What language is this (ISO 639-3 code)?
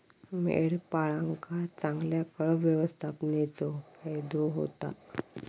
mar